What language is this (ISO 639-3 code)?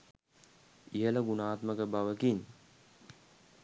sin